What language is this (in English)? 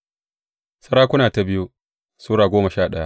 Hausa